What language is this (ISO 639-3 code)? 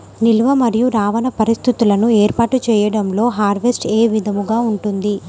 tel